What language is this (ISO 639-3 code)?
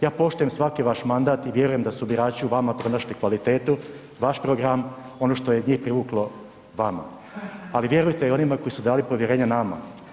hrv